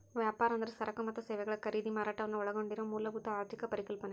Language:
Kannada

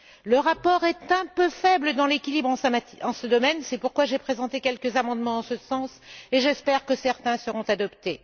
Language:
French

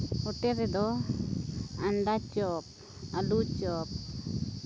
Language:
Santali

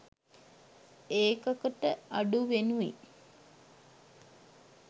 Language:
Sinhala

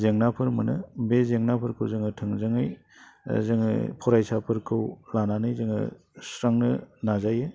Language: Bodo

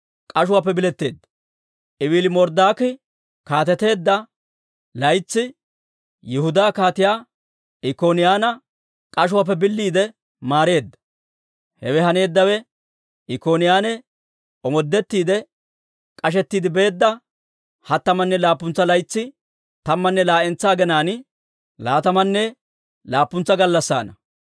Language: Dawro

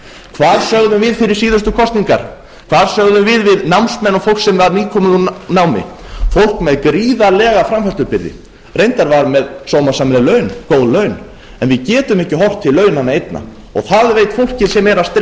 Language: Icelandic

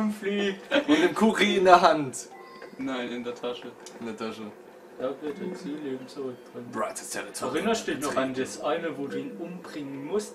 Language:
German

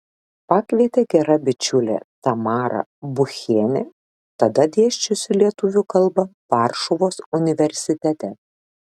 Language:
Lithuanian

